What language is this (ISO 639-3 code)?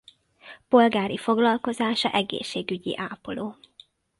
hun